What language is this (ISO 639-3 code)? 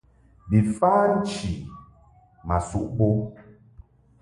mhk